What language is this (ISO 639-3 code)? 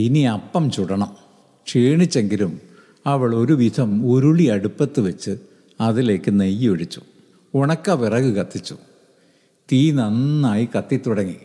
mal